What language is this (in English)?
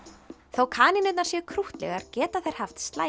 Icelandic